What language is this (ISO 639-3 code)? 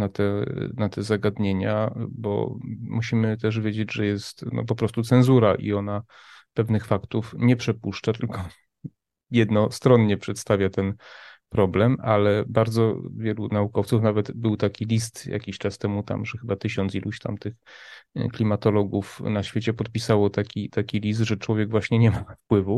pol